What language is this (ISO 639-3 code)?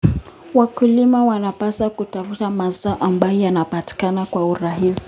kln